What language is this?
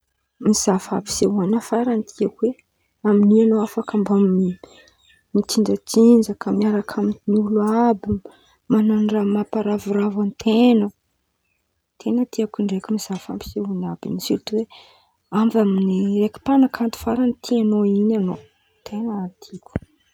Antankarana Malagasy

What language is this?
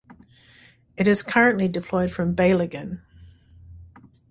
English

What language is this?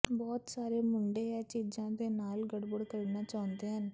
Punjabi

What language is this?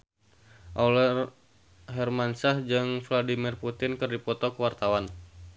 Sundanese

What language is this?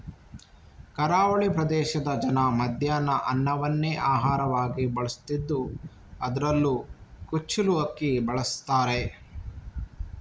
Kannada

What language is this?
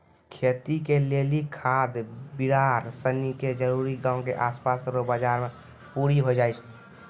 Maithili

